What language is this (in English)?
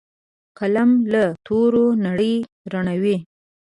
Pashto